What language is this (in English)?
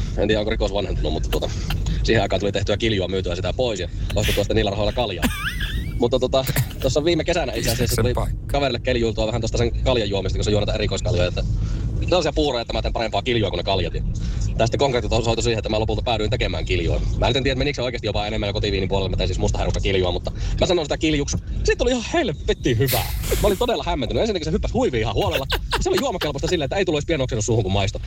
Finnish